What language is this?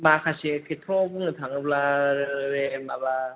Bodo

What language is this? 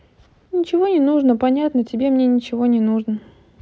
Russian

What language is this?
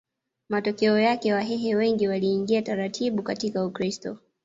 Swahili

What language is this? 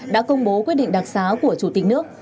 Vietnamese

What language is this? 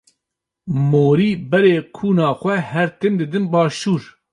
Kurdish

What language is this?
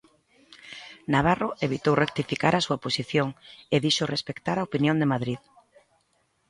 Galician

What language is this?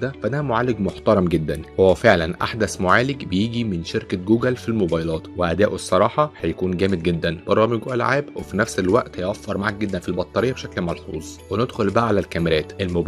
Arabic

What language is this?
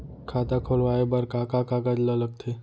Chhattisgarhi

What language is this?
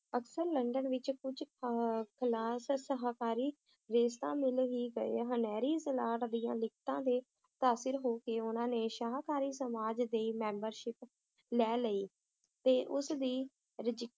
Punjabi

